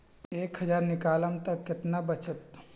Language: Magahi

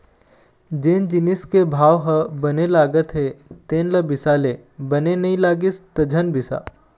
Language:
Chhattisgarhi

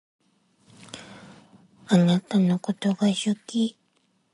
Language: Japanese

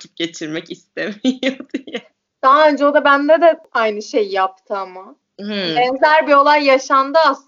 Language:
Turkish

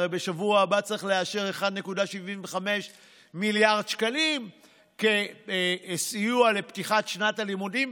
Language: Hebrew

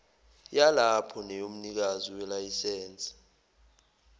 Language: Zulu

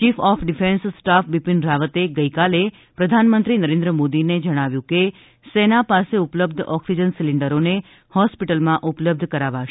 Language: Gujarati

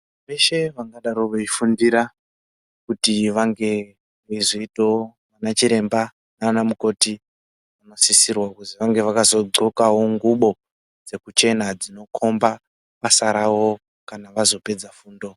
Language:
Ndau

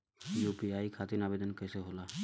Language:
Bhojpuri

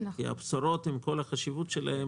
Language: Hebrew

